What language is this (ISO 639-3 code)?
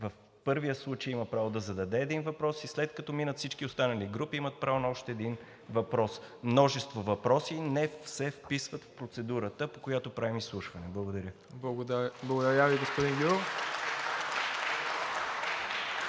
bul